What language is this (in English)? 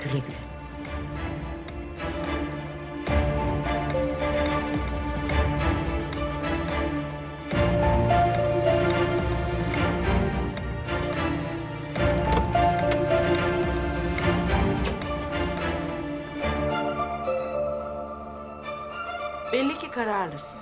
Turkish